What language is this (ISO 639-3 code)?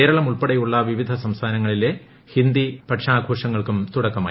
mal